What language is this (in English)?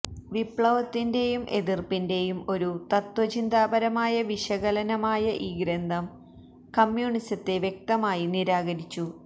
Malayalam